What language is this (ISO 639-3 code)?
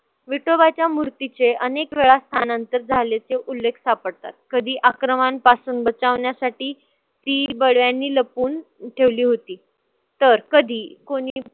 mar